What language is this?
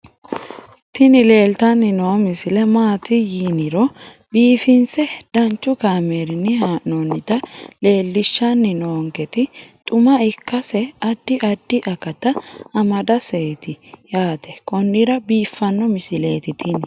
Sidamo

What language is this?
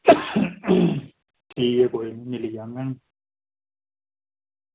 Dogri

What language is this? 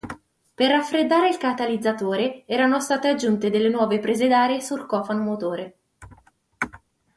Italian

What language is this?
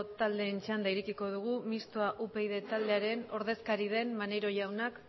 Basque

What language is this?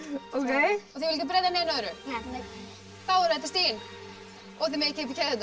Icelandic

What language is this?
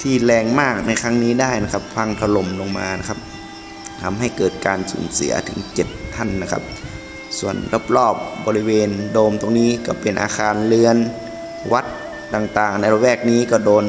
Thai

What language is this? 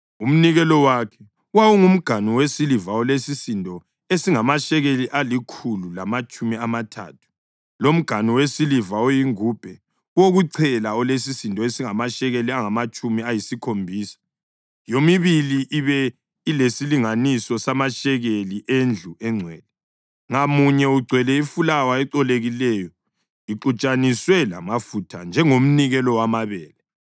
North Ndebele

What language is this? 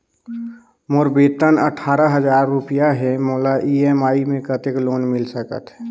Chhattisgarhi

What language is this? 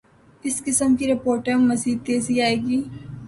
Urdu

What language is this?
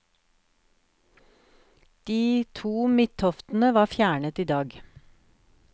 Norwegian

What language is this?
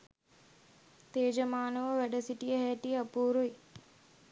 Sinhala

